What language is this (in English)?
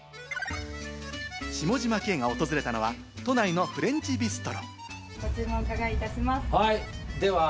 Japanese